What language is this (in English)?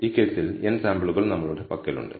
Malayalam